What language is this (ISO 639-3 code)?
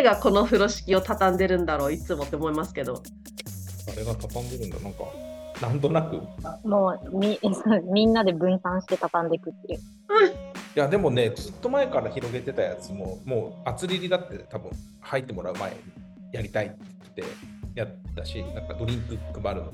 jpn